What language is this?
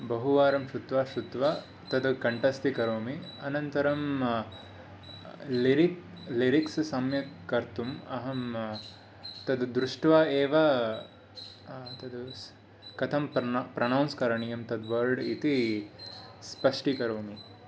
Sanskrit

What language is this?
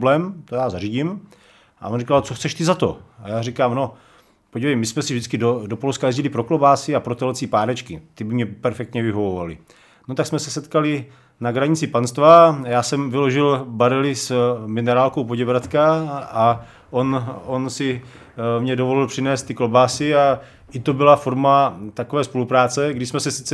Czech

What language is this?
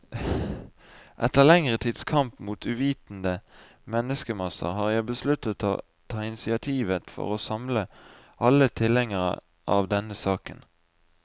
Norwegian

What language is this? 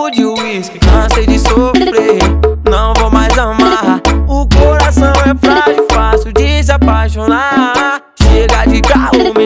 Portuguese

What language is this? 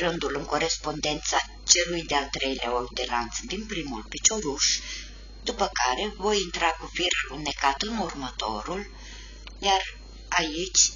Romanian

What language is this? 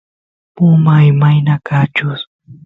Santiago del Estero Quichua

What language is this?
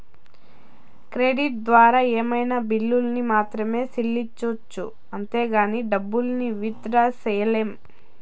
Telugu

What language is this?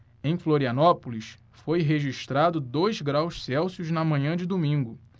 Portuguese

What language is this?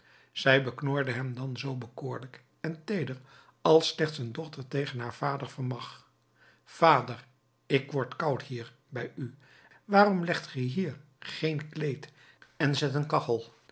Dutch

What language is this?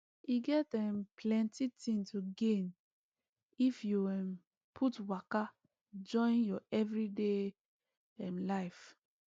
Nigerian Pidgin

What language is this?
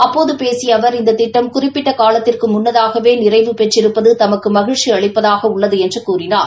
Tamil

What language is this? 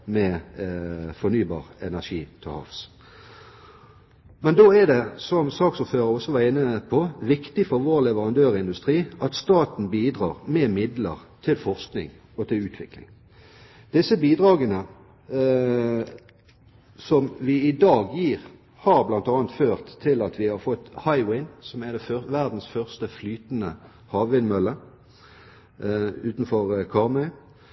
Norwegian Bokmål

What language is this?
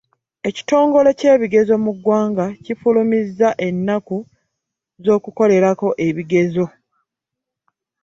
Ganda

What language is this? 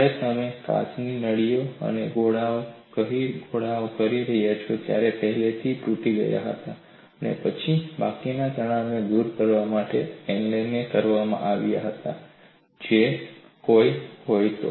Gujarati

